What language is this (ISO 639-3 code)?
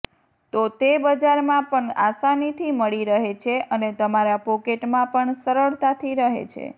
guj